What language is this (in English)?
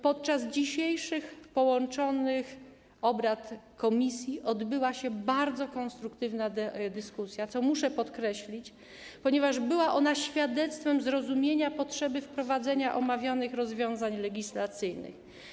Polish